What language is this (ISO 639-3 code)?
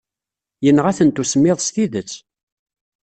kab